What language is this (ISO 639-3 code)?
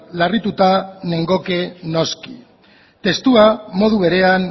eus